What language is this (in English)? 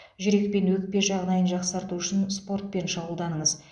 Kazakh